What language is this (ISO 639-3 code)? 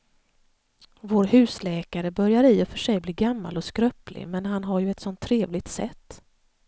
swe